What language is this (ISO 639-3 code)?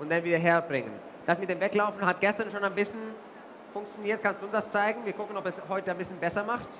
deu